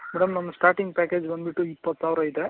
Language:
Kannada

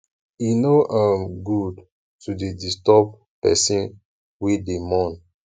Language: Nigerian Pidgin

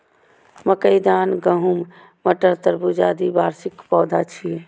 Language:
Maithili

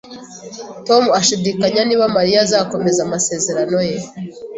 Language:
Kinyarwanda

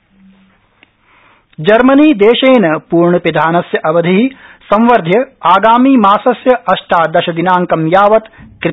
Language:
Sanskrit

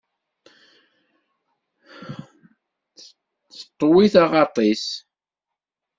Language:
Kabyle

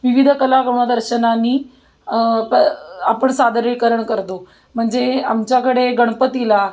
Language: Marathi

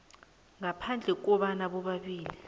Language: South Ndebele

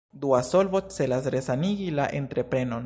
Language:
Esperanto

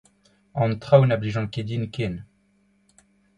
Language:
Breton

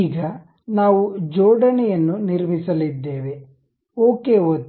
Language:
Kannada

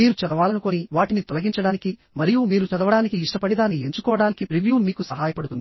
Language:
Telugu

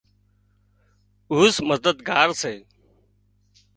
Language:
Wadiyara Koli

